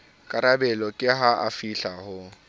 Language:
Southern Sotho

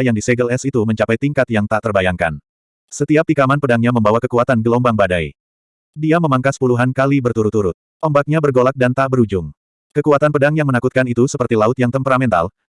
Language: Indonesian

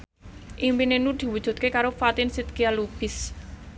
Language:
Javanese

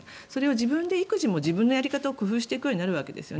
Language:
Japanese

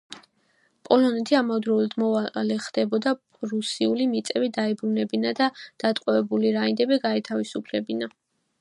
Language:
Georgian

